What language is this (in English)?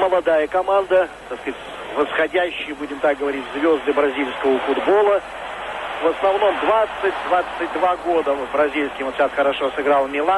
Russian